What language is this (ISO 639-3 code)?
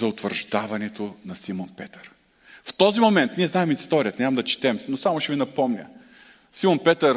bul